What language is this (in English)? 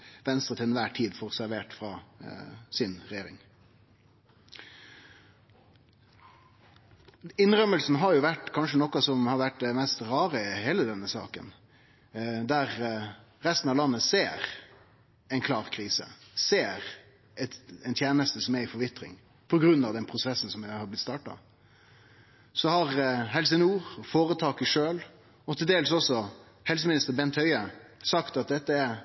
Norwegian Nynorsk